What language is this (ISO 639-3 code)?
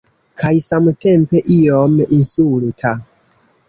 epo